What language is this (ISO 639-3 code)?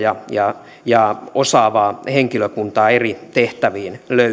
fin